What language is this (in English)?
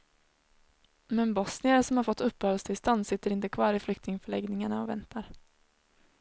Swedish